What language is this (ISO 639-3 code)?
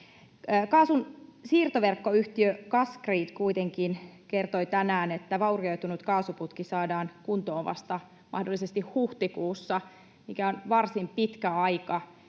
fin